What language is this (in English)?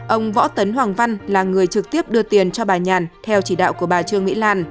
Vietnamese